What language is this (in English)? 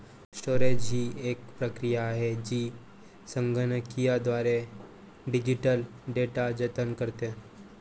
Marathi